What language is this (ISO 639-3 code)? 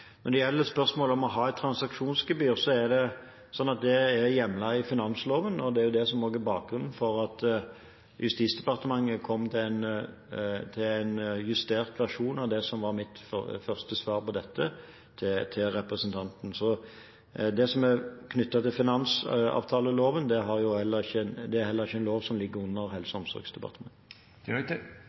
nob